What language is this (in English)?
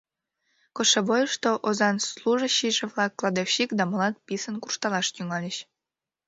Mari